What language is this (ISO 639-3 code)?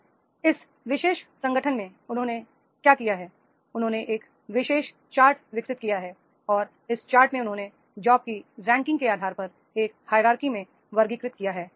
hin